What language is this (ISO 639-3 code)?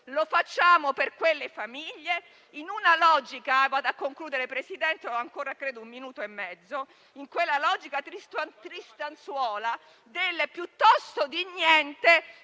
ita